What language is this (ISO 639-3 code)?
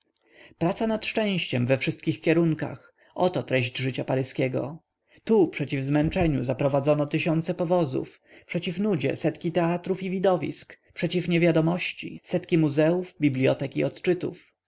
pol